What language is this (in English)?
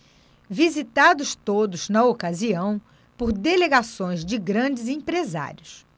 Portuguese